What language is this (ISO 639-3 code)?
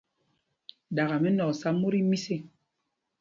mgg